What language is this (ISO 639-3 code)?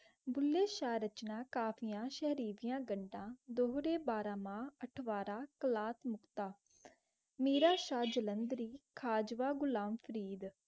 pan